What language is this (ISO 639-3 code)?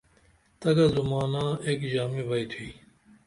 dml